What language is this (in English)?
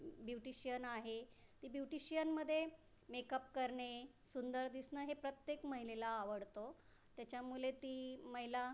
Marathi